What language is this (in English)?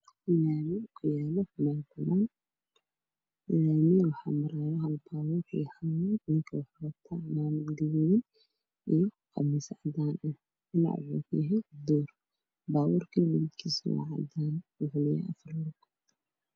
Somali